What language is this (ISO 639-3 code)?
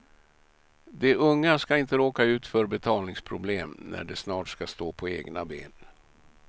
swe